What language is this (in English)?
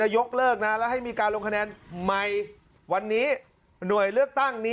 Thai